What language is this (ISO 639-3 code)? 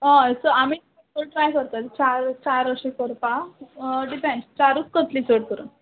kok